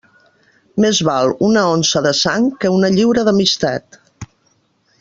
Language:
Catalan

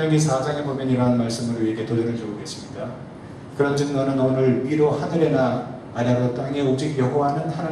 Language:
Korean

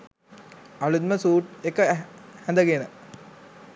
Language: Sinhala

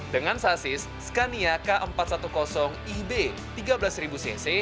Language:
Indonesian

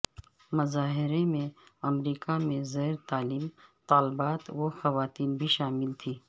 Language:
Urdu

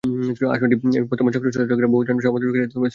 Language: Bangla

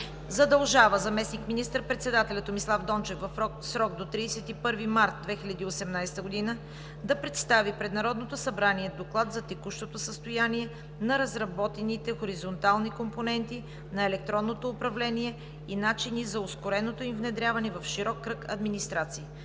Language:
Bulgarian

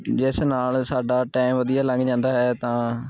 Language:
Punjabi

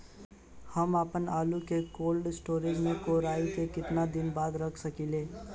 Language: Bhojpuri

